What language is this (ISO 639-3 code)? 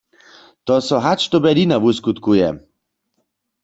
hsb